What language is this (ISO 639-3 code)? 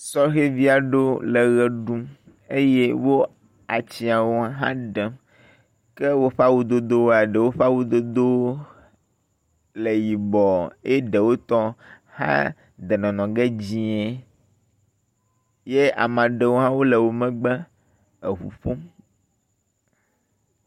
ewe